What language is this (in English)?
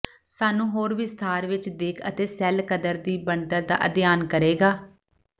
Punjabi